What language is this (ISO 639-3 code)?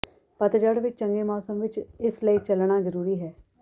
pan